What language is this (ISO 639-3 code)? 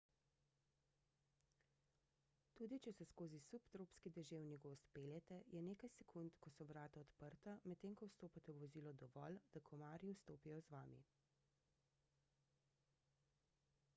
slv